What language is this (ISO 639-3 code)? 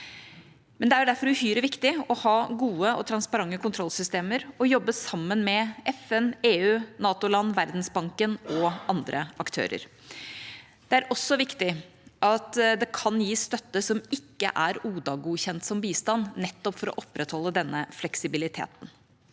nor